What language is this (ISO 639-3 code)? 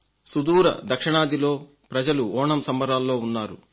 tel